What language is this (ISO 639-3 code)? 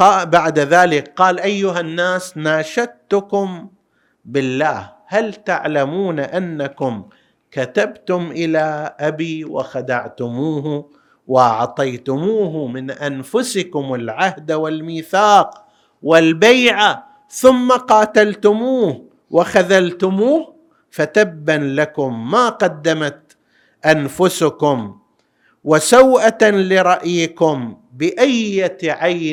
ara